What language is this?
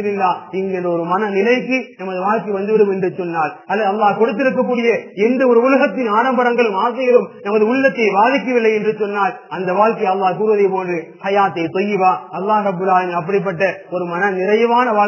Arabic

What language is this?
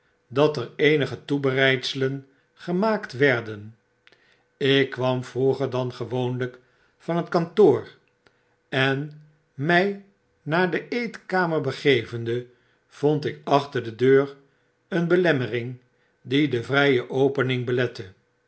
Dutch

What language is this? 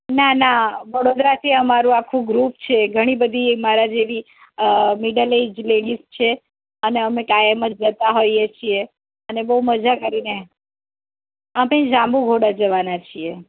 Gujarati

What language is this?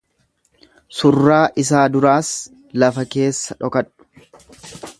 Oromo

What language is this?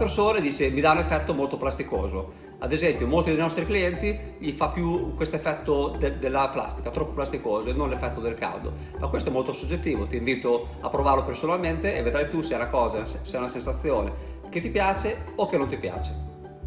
Italian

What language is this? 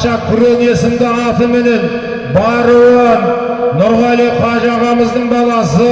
Turkish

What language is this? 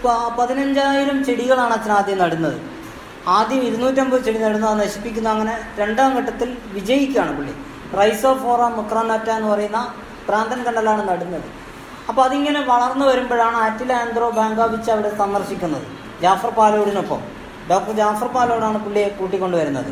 Malayalam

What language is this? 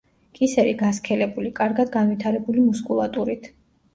Georgian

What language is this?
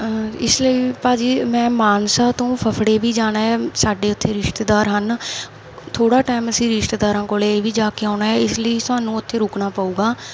Punjabi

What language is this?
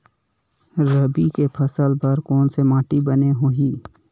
Chhattisgarhi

